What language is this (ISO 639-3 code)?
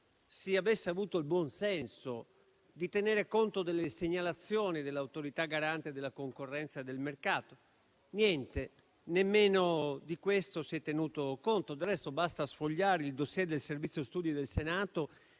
ita